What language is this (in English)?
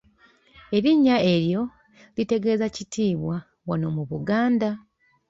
Ganda